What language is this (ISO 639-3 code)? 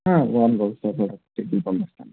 tel